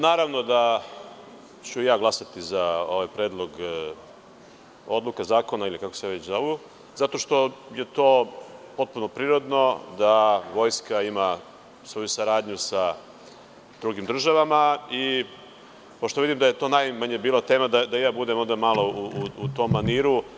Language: Serbian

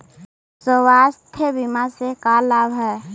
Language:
Magahi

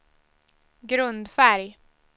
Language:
Swedish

